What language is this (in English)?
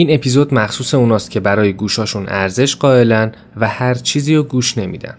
Persian